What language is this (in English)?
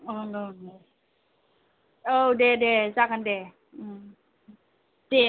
Bodo